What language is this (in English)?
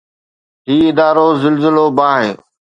Sindhi